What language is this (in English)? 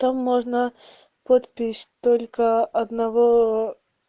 Russian